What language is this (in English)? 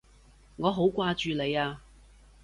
Cantonese